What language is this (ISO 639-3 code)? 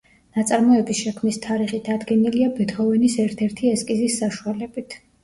kat